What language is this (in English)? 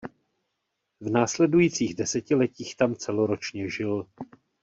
Czech